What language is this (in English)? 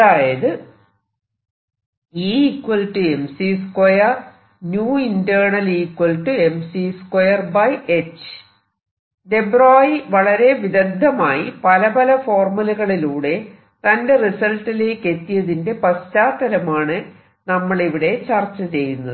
Malayalam